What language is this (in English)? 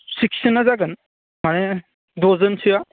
Bodo